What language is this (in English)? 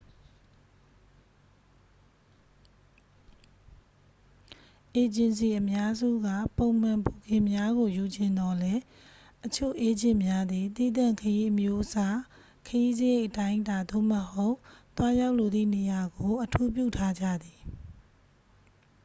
Burmese